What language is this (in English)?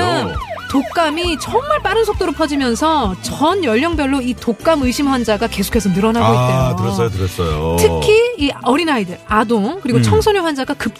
Korean